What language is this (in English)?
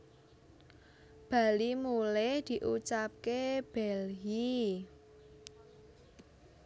Javanese